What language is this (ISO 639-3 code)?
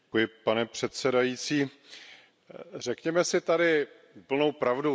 ces